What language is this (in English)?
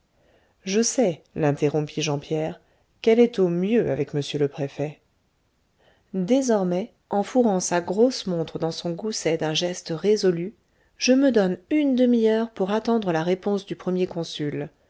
French